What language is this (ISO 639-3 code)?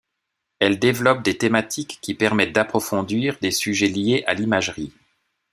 fra